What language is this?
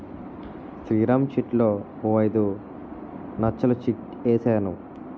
Telugu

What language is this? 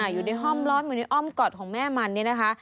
Thai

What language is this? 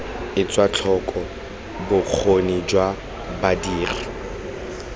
Tswana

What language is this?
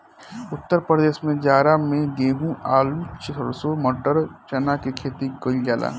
Bhojpuri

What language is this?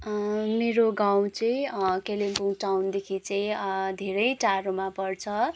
Nepali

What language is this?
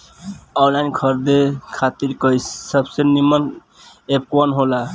Bhojpuri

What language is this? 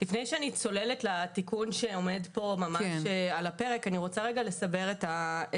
Hebrew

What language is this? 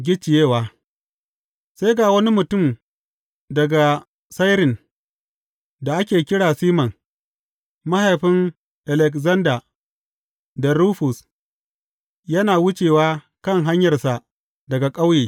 Hausa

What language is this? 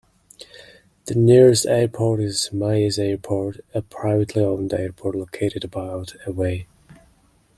English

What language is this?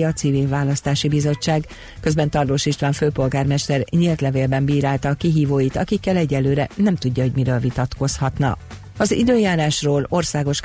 Hungarian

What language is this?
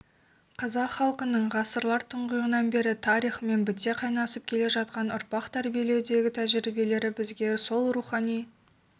Kazakh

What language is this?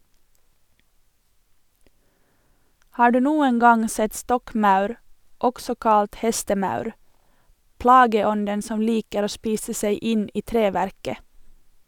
Norwegian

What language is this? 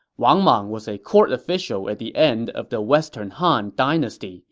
English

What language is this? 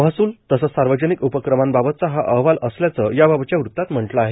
Marathi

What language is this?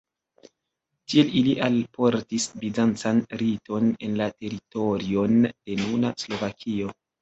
Esperanto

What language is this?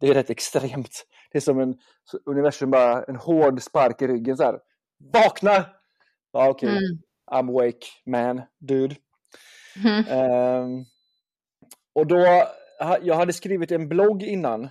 Swedish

